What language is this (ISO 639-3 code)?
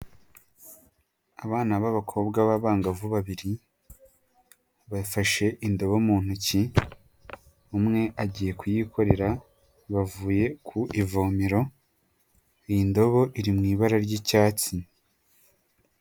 kin